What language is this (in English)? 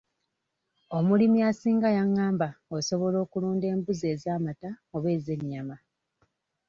Ganda